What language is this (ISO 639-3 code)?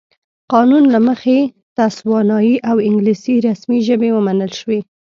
pus